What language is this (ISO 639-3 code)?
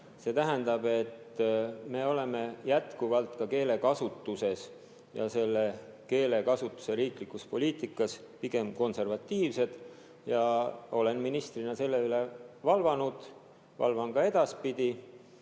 est